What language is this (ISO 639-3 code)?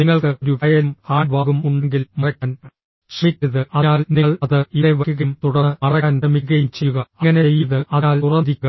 mal